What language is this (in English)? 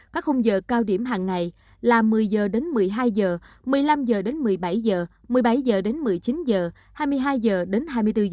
Vietnamese